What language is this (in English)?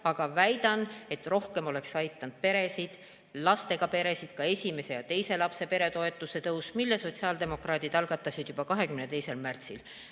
Estonian